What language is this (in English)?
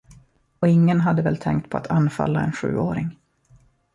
Swedish